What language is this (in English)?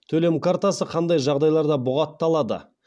Kazakh